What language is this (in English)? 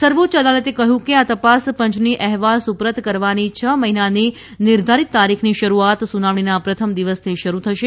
Gujarati